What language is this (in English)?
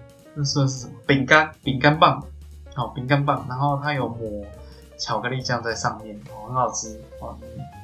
Chinese